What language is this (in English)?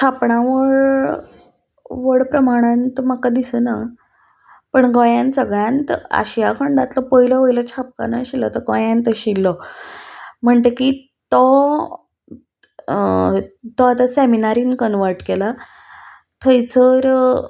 Konkani